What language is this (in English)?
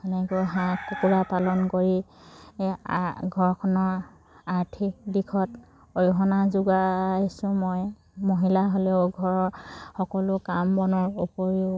Assamese